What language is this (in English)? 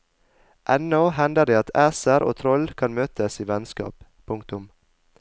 Norwegian